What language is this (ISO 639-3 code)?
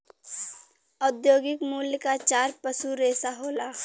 bho